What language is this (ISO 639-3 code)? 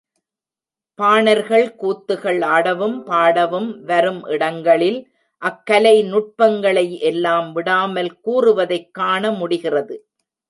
tam